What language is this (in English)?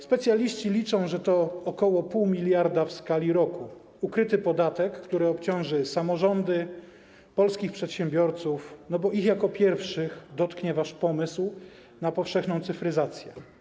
Polish